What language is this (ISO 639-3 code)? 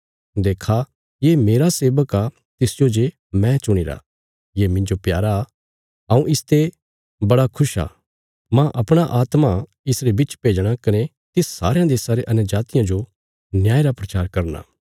kfs